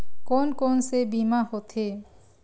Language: Chhattisgarhi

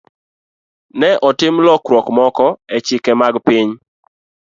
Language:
Luo (Kenya and Tanzania)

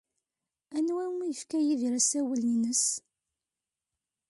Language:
Kabyle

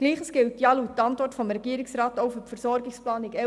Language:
Swiss German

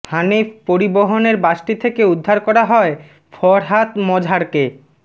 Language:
Bangla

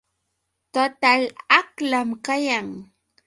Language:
Yauyos Quechua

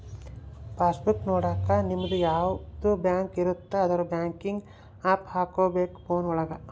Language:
Kannada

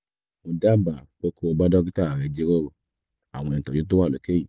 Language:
Yoruba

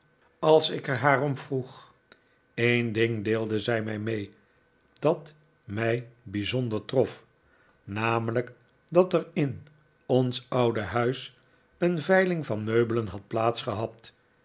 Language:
Dutch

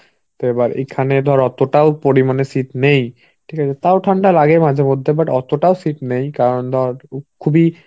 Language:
Bangla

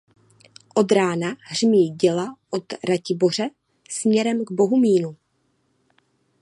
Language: Czech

